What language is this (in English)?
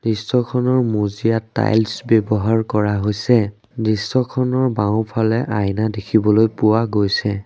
Assamese